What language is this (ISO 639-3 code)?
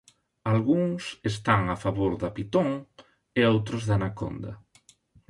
glg